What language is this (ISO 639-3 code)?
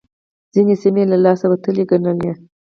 pus